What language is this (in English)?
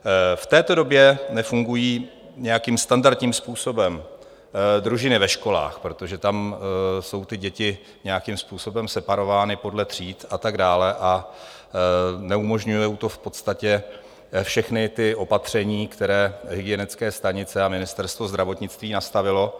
Czech